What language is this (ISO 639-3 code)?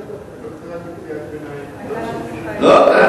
heb